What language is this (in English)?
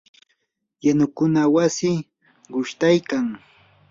Yanahuanca Pasco Quechua